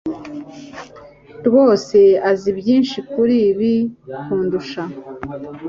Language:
Kinyarwanda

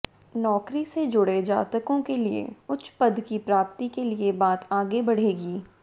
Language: Hindi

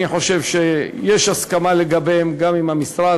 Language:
Hebrew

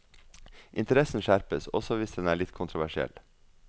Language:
Norwegian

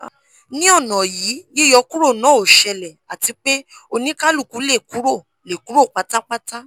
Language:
Yoruba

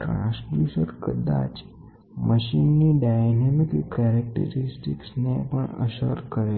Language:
Gujarati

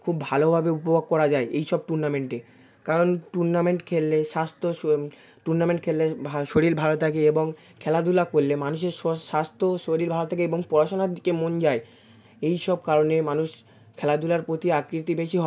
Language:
Bangla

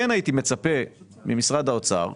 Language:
Hebrew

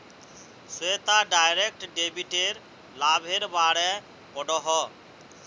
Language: Magahi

